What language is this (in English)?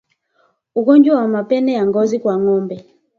Swahili